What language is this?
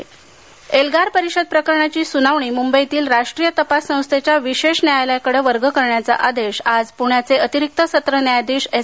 Marathi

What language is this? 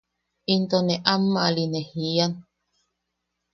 Yaqui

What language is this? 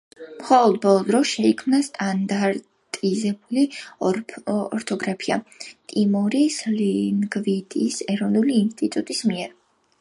Georgian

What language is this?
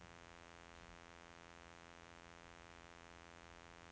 Norwegian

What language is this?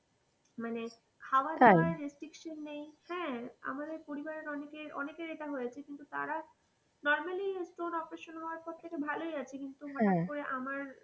Bangla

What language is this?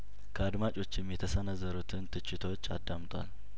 Amharic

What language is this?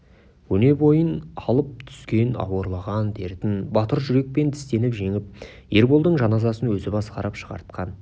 Kazakh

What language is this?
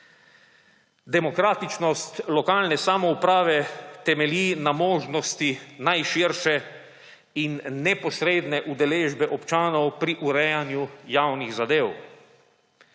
Slovenian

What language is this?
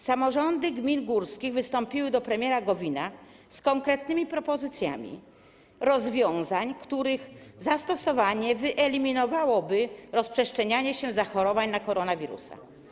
Polish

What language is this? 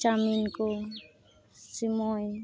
Santali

